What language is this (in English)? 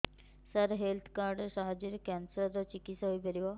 Odia